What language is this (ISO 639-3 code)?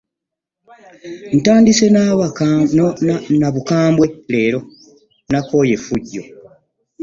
lug